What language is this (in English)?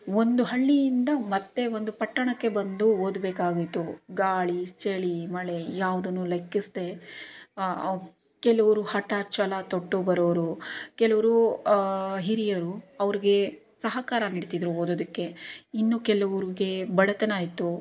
Kannada